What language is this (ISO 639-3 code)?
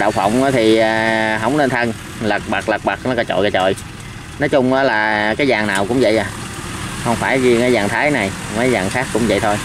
vie